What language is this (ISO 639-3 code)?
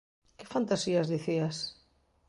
glg